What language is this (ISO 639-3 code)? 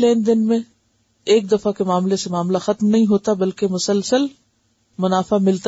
urd